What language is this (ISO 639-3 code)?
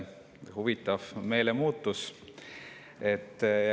est